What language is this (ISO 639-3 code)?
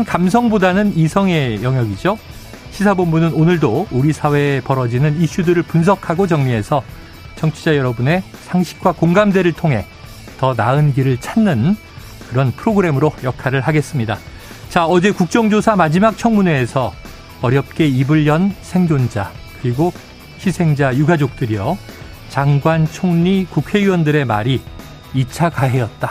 kor